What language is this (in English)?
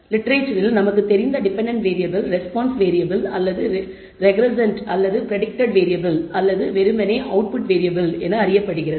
Tamil